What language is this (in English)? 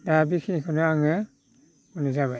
Bodo